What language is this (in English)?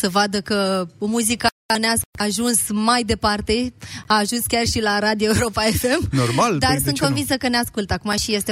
Romanian